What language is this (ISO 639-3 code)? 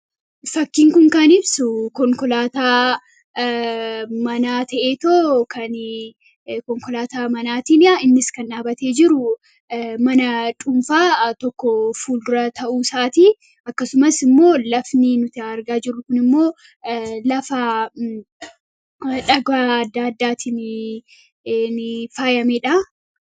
orm